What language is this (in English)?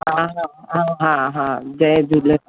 Sindhi